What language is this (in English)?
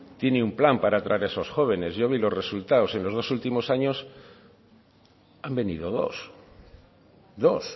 Spanish